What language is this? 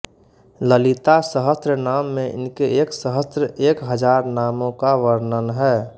Hindi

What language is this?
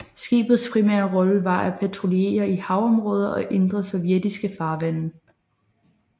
Danish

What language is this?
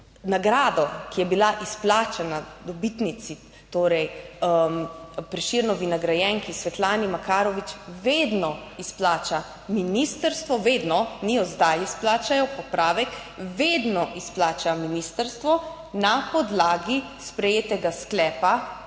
Slovenian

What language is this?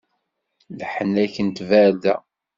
Kabyle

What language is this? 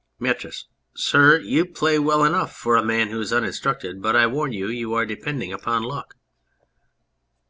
English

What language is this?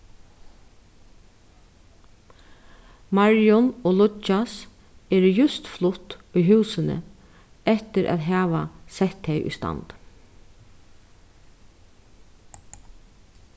Faroese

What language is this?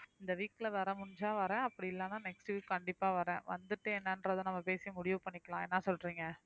Tamil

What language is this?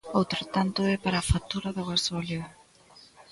Galician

